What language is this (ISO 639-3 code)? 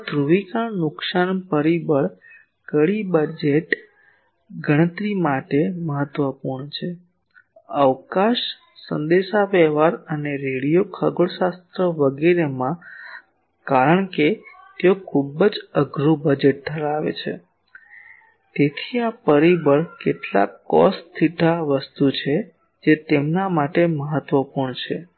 guj